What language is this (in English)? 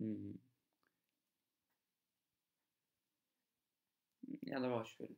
Turkish